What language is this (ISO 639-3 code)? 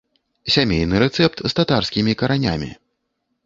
bel